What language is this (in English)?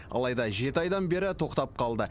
Kazakh